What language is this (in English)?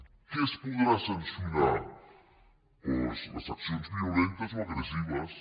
Catalan